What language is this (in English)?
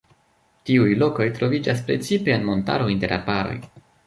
Esperanto